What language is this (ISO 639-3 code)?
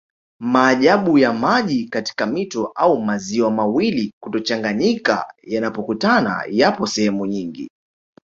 swa